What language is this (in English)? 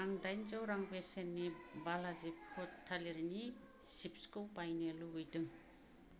Bodo